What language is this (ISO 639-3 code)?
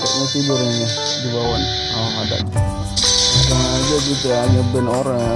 ind